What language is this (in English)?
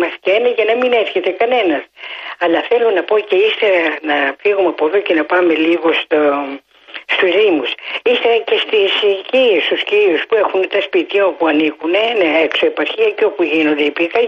Greek